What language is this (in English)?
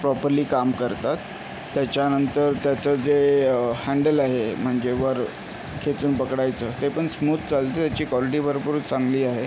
Marathi